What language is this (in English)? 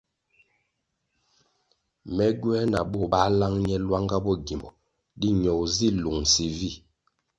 Kwasio